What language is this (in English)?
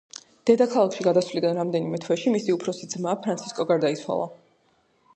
Georgian